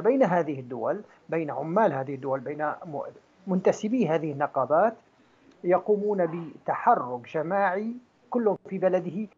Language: Arabic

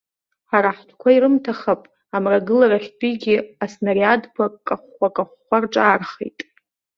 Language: Abkhazian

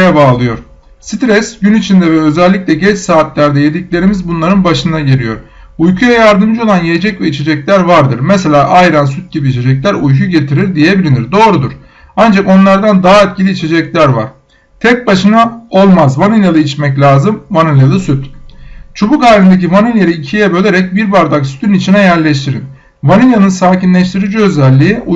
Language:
Turkish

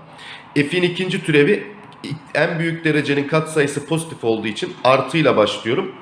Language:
Turkish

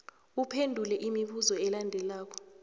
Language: South Ndebele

